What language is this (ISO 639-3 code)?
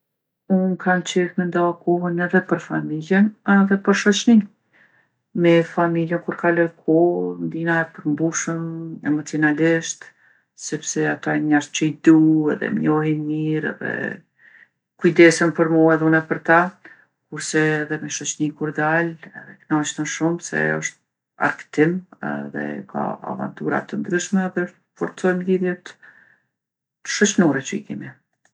aln